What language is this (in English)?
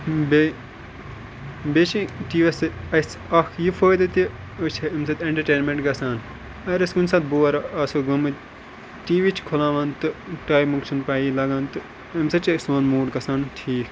Kashmiri